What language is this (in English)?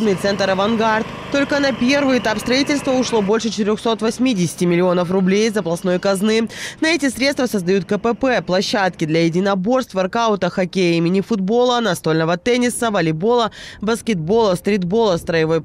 Russian